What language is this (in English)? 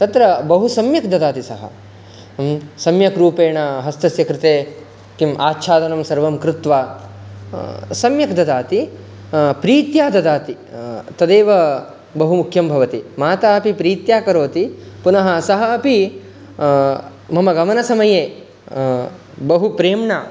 Sanskrit